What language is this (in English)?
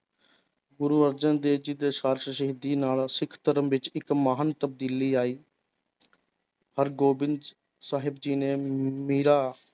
Punjabi